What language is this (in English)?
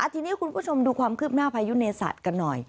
Thai